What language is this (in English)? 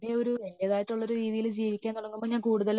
Malayalam